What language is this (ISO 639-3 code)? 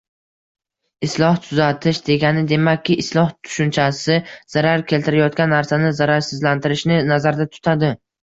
uzb